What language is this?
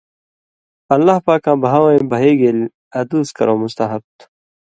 Indus Kohistani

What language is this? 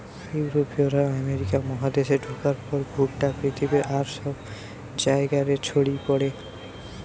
Bangla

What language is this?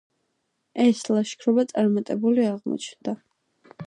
Georgian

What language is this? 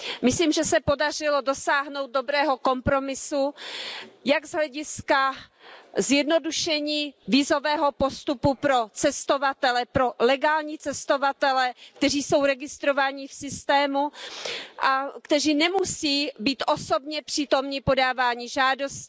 Czech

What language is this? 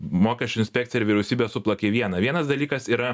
Lithuanian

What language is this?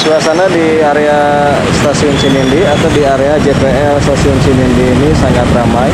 Indonesian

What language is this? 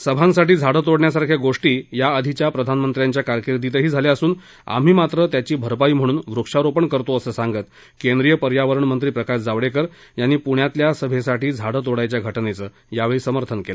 Marathi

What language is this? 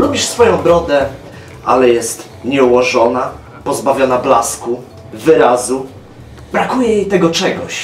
Polish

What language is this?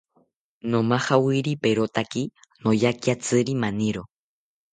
South Ucayali Ashéninka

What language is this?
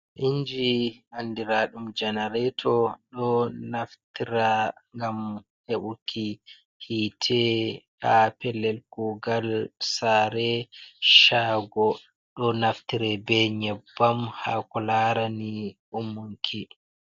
Fula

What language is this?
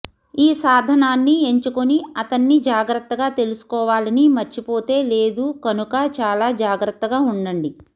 Telugu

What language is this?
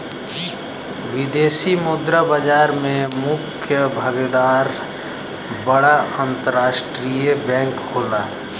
Bhojpuri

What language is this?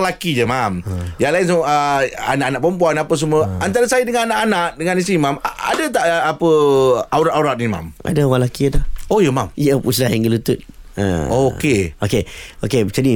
Malay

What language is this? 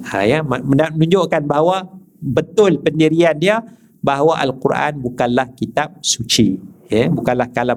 Malay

